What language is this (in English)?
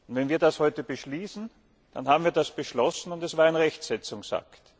German